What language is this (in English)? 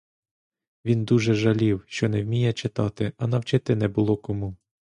Ukrainian